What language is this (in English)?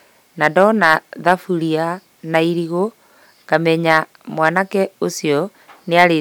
Kikuyu